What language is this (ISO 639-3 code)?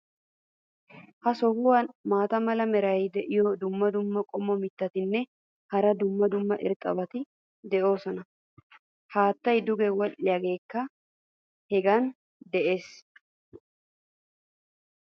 wal